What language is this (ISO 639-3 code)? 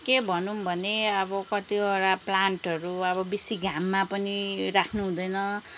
nep